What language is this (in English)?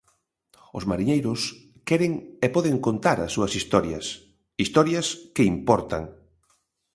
Galician